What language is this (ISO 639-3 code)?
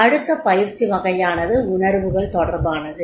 tam